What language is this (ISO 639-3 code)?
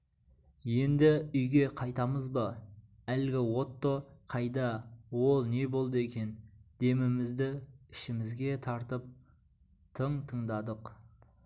kaz